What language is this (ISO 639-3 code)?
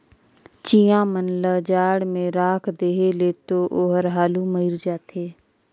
hne